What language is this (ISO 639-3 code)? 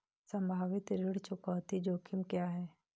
hin